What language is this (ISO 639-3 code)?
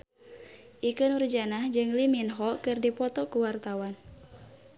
sun